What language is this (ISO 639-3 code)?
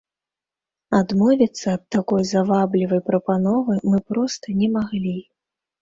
bel